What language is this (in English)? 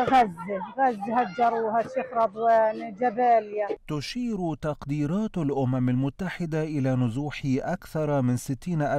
Arabic